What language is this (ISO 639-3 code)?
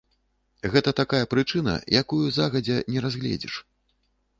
bel